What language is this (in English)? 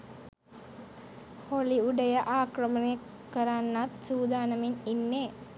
Sinhala